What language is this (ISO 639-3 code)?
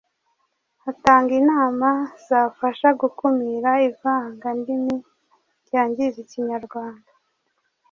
kin